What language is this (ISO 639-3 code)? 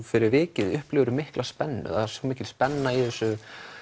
isl